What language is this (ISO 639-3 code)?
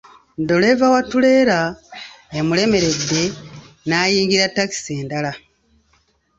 lug